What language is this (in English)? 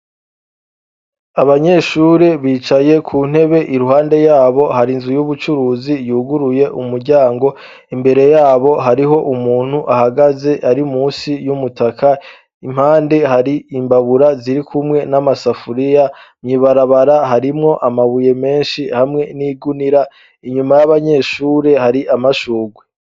Rundi